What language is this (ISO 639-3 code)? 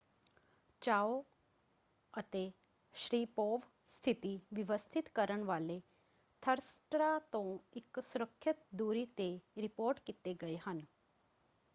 pan